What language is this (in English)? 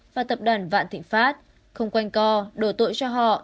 Vietnamese